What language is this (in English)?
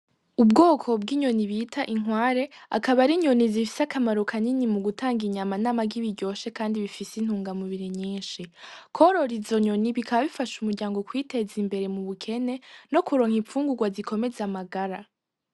Rundi